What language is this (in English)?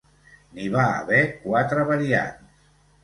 Catalan